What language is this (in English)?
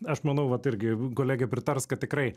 Lithuanian